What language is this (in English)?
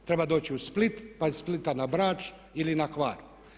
Croatian